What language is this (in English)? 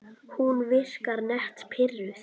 Icelandic